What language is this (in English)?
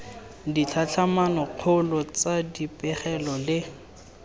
Tswana